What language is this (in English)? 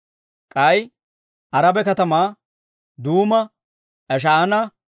Dawro